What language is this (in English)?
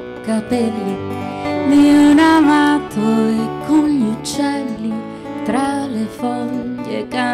Italian